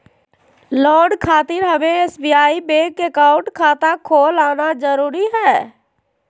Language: Magahi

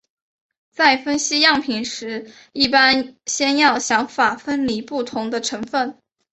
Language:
Chinese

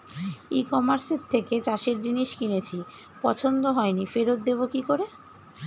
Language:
Bangla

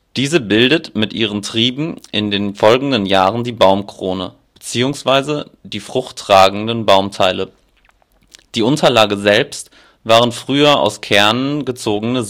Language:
German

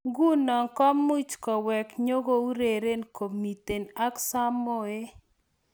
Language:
Kalenjin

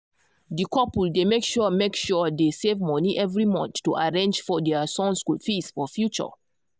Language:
Nigerian Pidgin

